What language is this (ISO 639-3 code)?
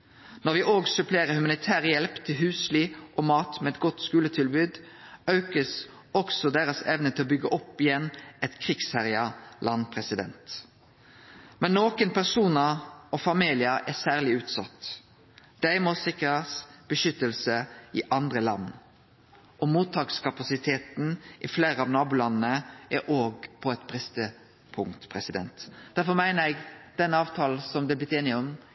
nno